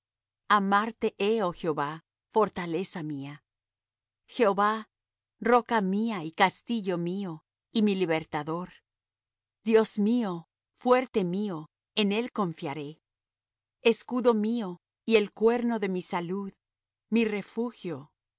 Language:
Spanish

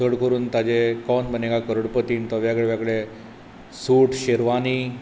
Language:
Konkani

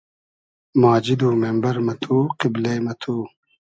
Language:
Hazaragi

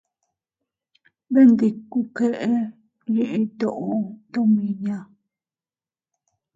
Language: Teutila Cuicatec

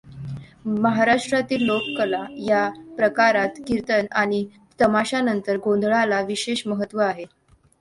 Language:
Marathi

